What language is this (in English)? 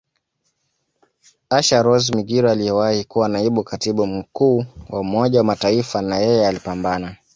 Swahili